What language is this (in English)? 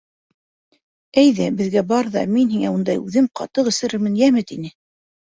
Bashkir